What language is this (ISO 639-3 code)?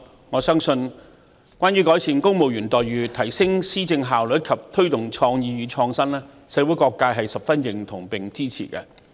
yue